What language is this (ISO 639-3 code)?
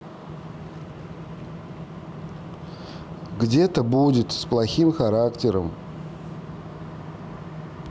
rus